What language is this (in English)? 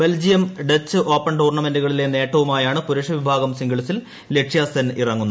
Malayalam